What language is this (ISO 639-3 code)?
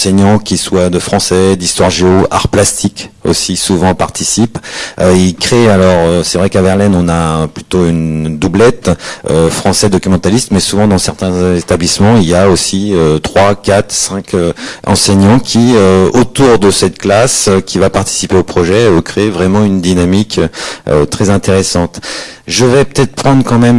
fra